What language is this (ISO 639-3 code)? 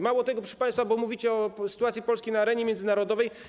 pol